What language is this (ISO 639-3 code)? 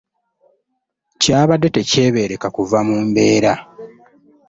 lug